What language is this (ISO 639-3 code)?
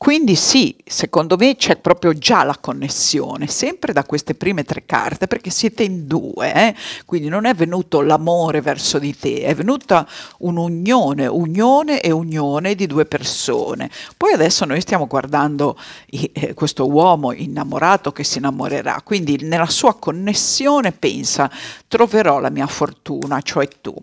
ita